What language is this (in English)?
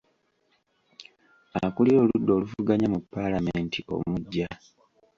Ganda